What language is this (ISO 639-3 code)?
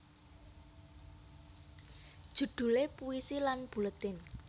jav